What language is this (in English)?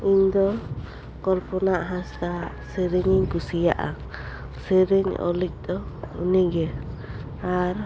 Santali